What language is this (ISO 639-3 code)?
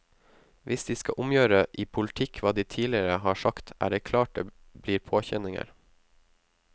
nor